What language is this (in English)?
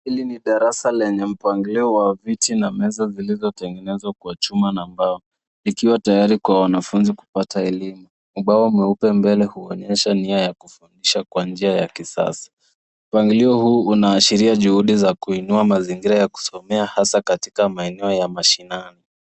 Swahili